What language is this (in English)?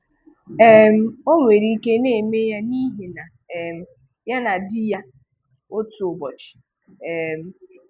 Igbo